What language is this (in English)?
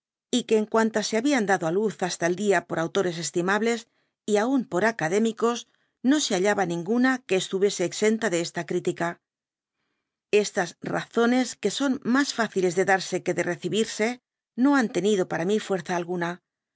Spanish